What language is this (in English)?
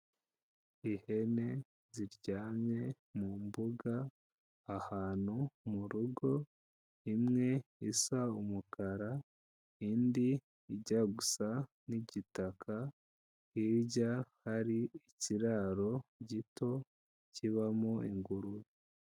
Kinyarwanda